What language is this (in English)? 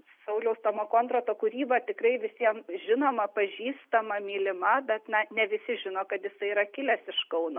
Lithuanian